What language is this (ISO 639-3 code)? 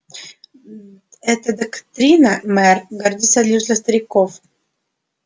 rus